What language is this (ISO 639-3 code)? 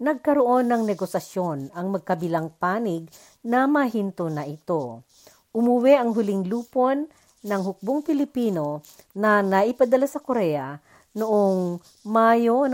fil